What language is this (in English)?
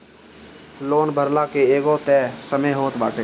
Bhojpuri